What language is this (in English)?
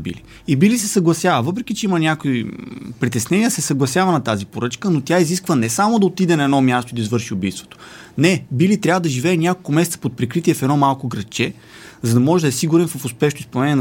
Bulgarian